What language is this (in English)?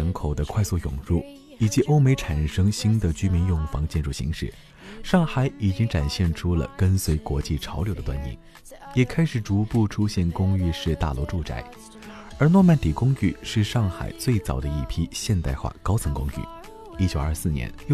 Chinese